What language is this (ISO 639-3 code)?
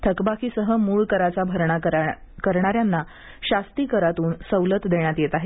mar